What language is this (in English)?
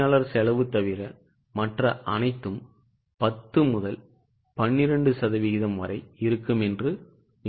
Tamil